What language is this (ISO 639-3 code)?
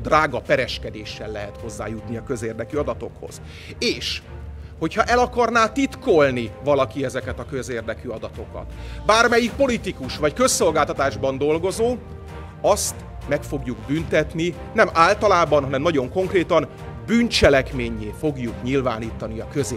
hun